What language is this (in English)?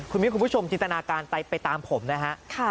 Thai